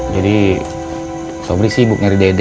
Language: Indonesian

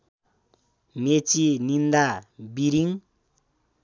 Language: Nepali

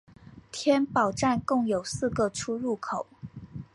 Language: Chinese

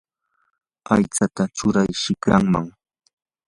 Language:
Yanahuanca Pasco Quechua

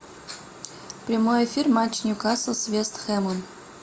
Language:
Russian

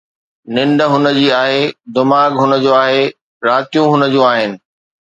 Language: Sindhi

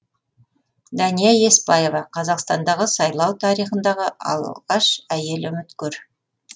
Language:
Kazakh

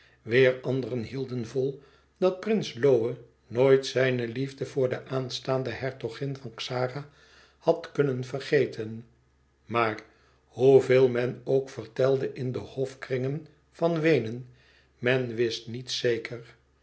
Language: Dutch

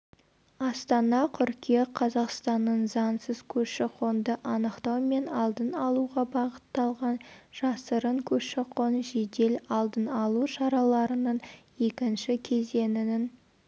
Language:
Kazakh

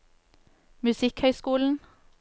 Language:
Norwegian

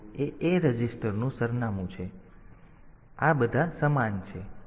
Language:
Gujarati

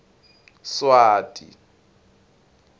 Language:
Swati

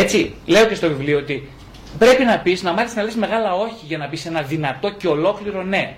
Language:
Greek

